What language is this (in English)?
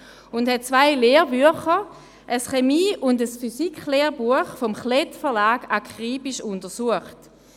Swiss German